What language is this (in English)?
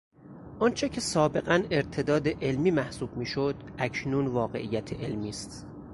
Persian